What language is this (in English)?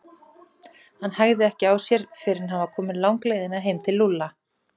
Icelandic